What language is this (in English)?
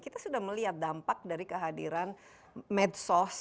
Indonesian